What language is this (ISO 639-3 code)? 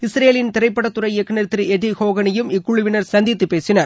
tam